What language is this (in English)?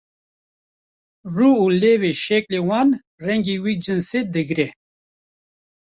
Kurdish